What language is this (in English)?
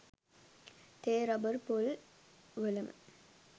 Sinhala